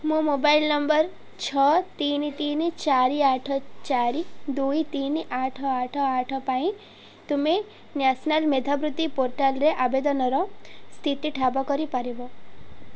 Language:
Odia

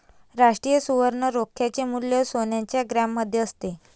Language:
Marathi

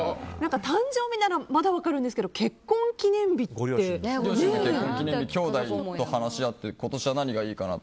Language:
Japanese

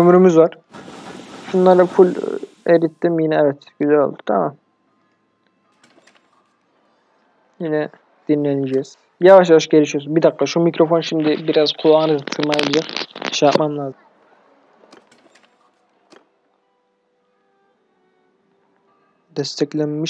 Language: Turkish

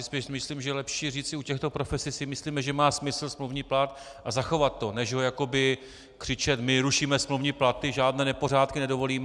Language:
Czech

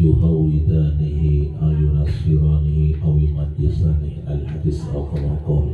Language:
Arabic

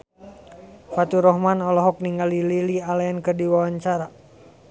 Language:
Sundanese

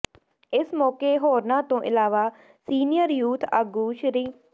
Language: Punjabi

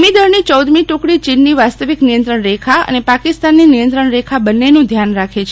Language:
Gujarati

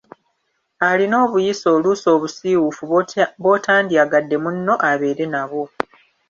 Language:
Ganda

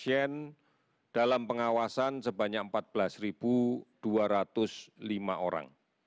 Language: Indonesian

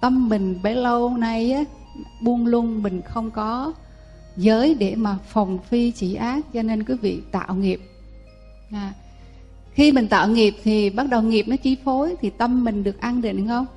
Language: Vietnamese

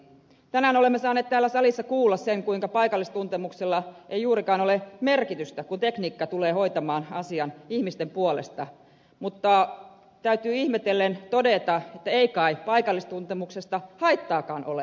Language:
Finnish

